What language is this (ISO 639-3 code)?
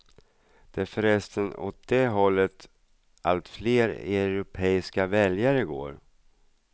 swe